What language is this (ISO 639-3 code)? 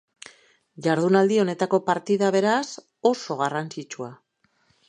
eus